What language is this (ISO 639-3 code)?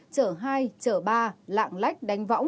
vie